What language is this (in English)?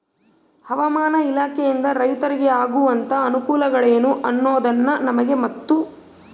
Kannada